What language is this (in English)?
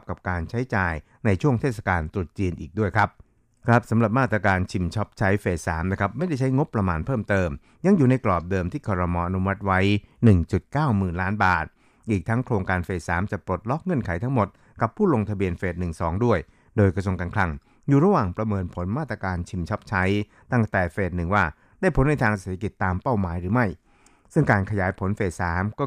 Thai